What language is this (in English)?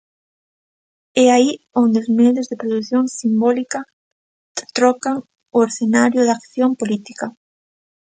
Galician